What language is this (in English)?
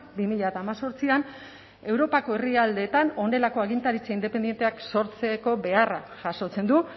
Basque